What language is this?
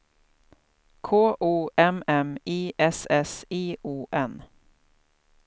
Swedish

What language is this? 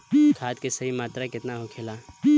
Bhojpuri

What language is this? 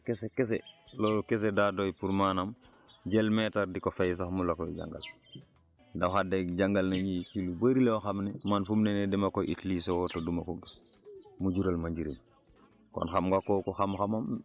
Wolof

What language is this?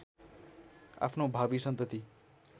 Nepali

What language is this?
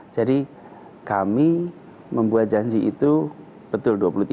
Indonesian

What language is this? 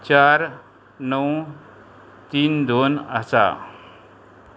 Konkani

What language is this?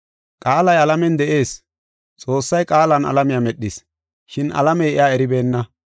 Gofa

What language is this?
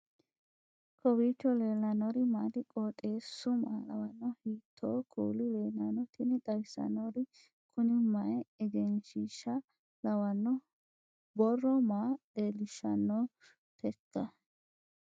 Sidamo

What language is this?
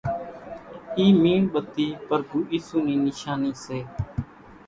Kachi Koli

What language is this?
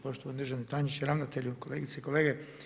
Croatian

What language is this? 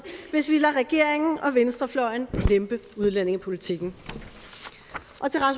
Danish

